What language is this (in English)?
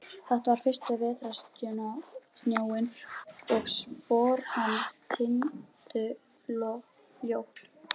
Icelandic